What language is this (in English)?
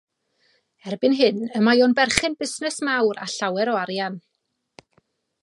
Welsh